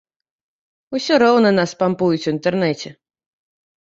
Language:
Belarusian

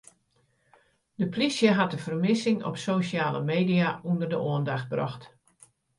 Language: Western Frisian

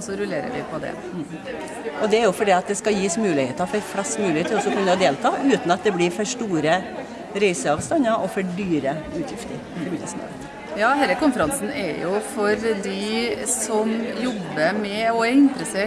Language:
Norwegian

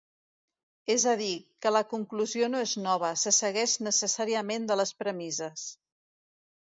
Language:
Catalan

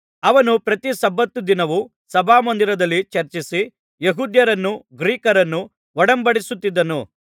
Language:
Kannada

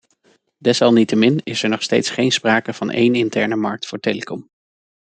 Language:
Dutch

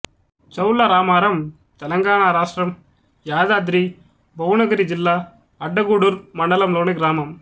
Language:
Telugu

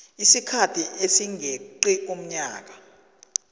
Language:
South Ndebele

